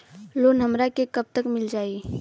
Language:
Bhojpuri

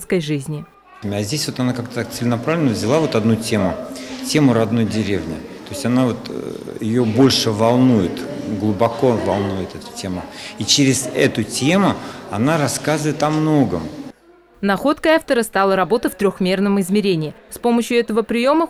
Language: Russian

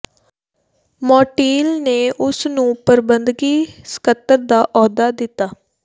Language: Punjabi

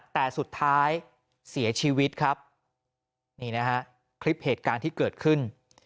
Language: Thai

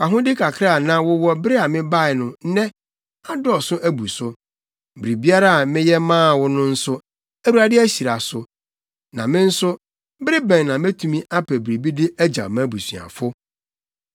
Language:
Akan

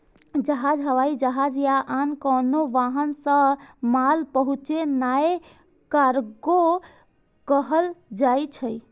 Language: Maithili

